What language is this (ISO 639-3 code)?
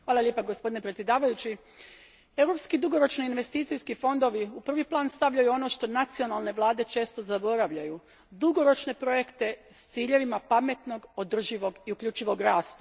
hrv